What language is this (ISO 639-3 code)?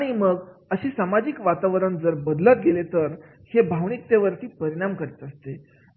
mar